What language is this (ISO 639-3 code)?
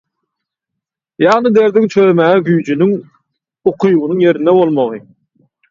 tuk